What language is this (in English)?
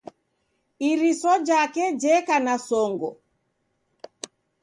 Taita